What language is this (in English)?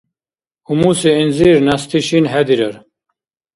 Dargwa